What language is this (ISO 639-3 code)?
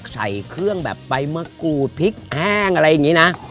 tha